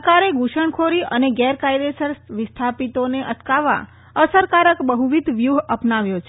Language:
Gujarati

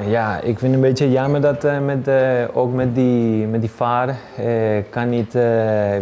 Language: Dutch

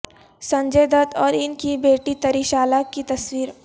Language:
Urdu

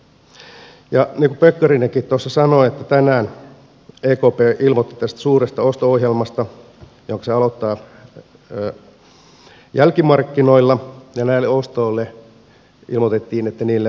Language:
Finnish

